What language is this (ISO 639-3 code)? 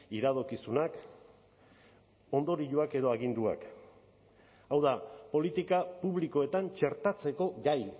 eus